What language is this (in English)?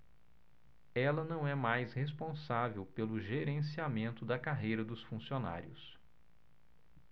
Portuguese